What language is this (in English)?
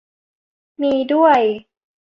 Thai